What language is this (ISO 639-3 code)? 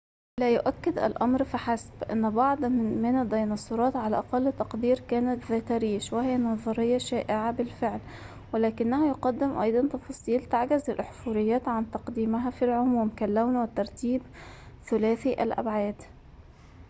ara